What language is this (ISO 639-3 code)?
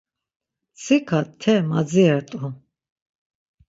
lzz